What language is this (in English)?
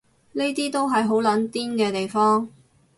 Cantonese